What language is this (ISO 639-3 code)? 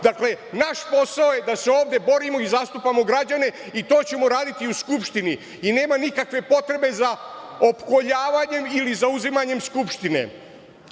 srp